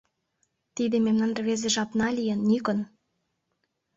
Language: Mari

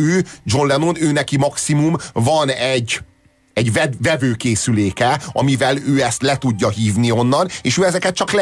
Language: Hungarian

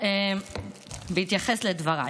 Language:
Hebrew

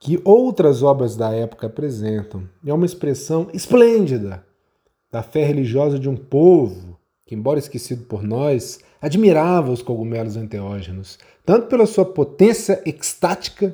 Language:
Portuguese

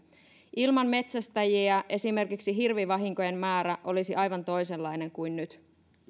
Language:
Finnish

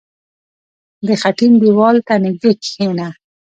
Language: Pashto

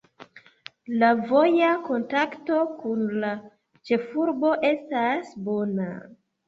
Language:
Esperanto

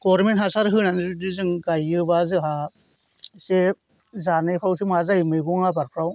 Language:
Bodo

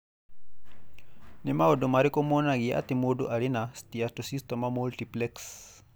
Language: Kikuyu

